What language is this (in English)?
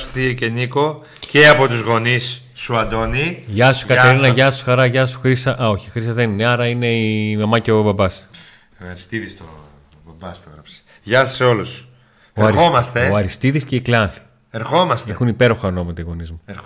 Greek